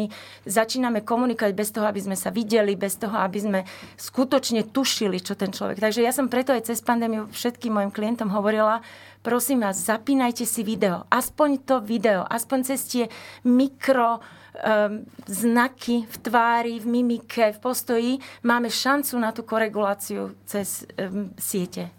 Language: Slovak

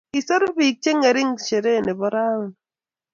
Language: Kalenjin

